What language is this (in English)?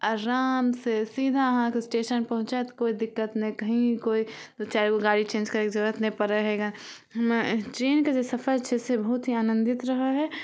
Maithili